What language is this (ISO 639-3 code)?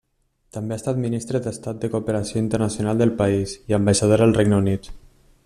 cat